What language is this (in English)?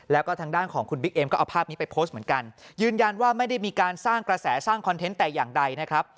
Thai